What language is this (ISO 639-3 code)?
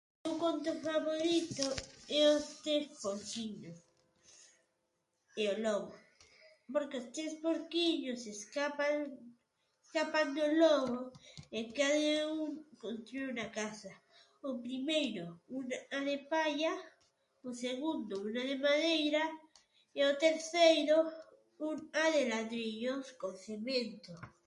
glg